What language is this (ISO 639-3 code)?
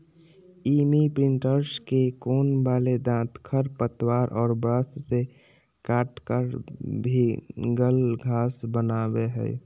mag